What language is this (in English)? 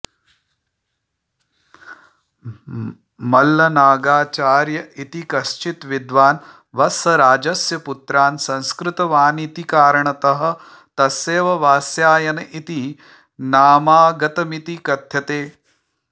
Sanskrit